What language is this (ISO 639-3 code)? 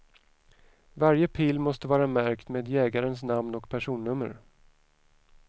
swe